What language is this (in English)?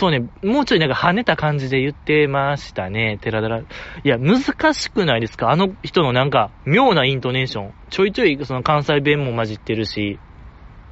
Japanese